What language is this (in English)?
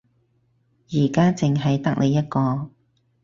Cantonese